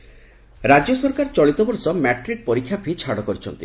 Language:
Odia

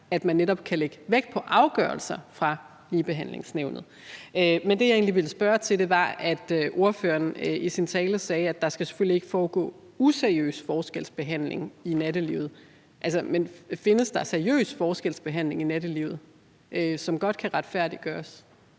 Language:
Danish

